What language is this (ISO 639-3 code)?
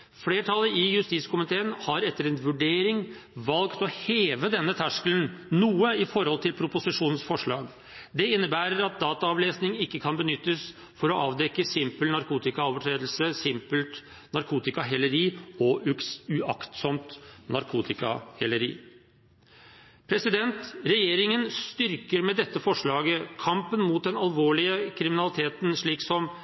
nob